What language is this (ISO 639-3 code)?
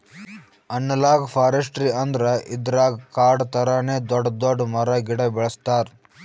kan